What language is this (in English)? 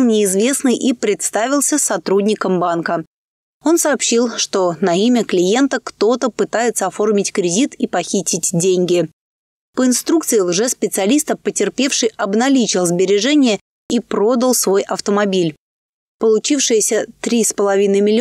Russian